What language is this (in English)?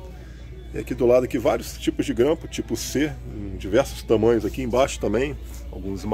Portuguese